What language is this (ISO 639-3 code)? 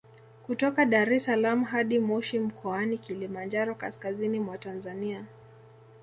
swa